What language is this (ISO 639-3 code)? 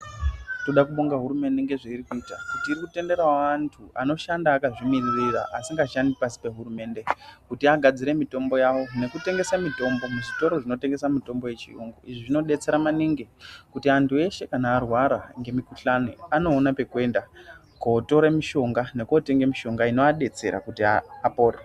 ndc